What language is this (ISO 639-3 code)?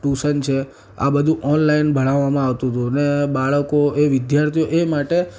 guj